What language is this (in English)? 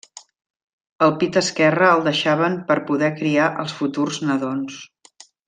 Catalan